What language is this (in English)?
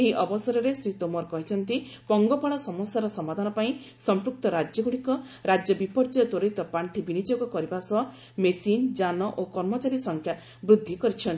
Odia